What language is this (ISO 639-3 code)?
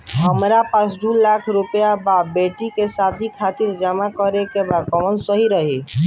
bho